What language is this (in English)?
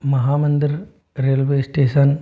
Hindi